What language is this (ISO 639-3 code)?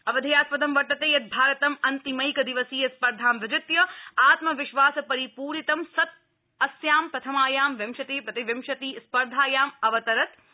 san